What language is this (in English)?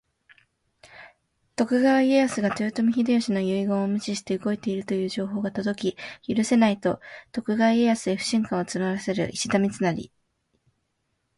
Japanese